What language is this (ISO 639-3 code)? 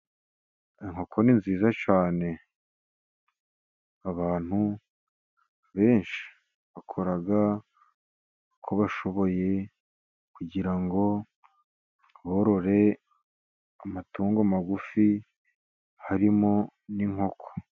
kin